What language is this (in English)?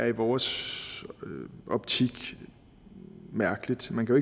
Danish